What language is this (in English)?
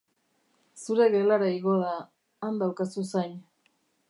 Basque